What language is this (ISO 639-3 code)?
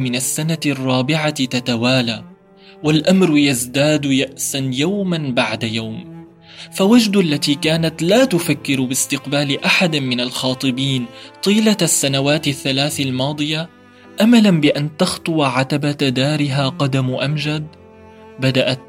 ara